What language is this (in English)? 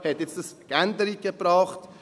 Swiss German